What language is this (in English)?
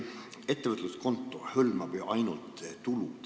Estonian